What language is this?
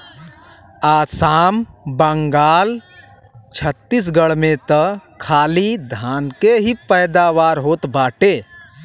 Bhojpuri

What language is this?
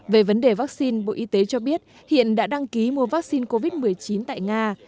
Vietnamese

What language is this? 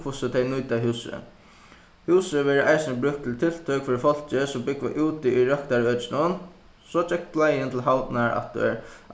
Faroese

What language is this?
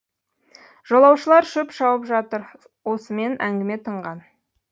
Kazakh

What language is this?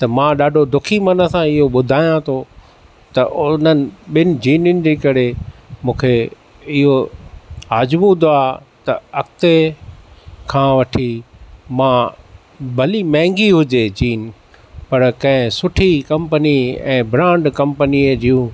Sindhi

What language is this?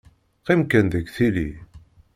Kabyle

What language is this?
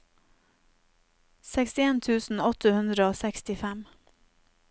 Norwegian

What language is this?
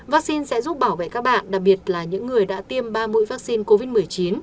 Vietnamese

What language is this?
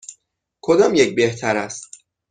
Persian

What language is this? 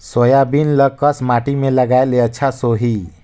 Chhattisgarhi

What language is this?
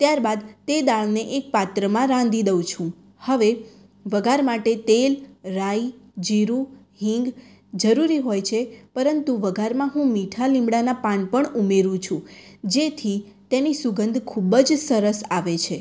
Gujarati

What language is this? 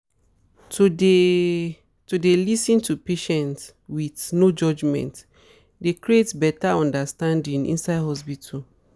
Nigerian Pidgin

